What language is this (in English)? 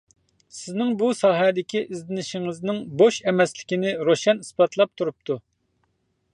Uyghur